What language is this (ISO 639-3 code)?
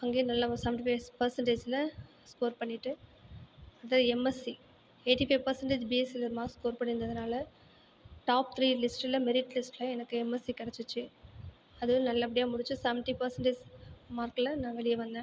tam